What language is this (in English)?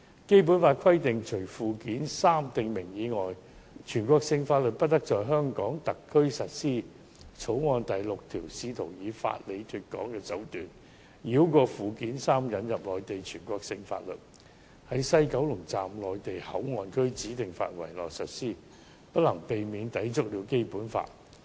Cantonese